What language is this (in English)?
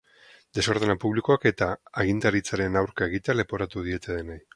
Basque